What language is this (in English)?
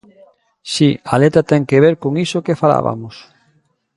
Galician